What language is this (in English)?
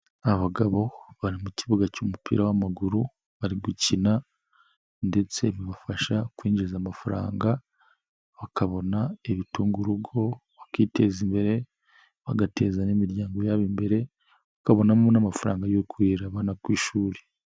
Kinyarwanda